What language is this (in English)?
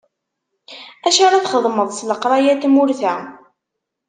Kabyle